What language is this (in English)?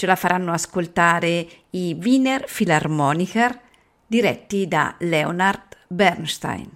Italian